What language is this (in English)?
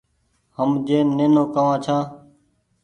Goaria